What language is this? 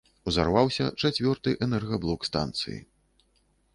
Belarusian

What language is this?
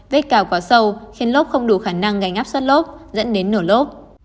Vietnamese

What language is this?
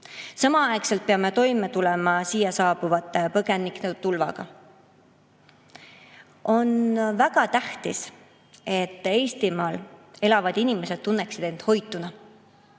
Estonian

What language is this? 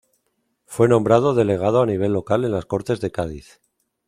Spanish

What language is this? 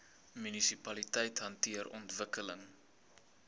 Afrikaans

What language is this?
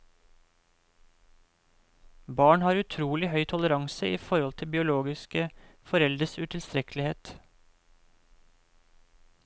Norwegian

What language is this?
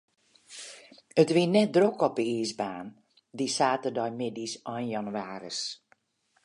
Western Frisian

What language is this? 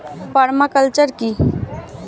Bangla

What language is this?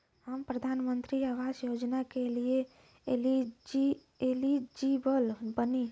Bhojpuri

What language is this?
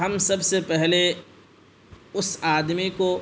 Urdu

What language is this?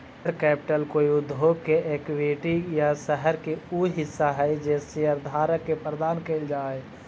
Magahi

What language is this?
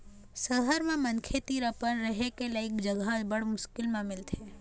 Chhattisgarhi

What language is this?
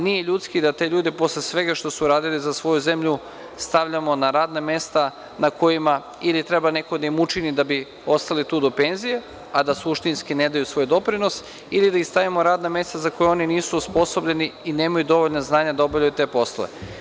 Serbian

